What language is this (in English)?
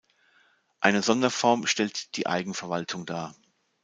German